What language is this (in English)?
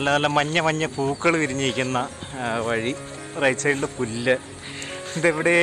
Italian